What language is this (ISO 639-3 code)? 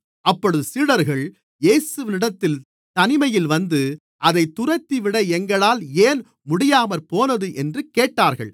tam